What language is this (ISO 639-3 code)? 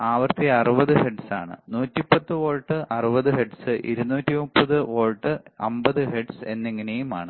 mal